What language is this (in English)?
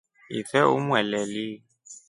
Rombo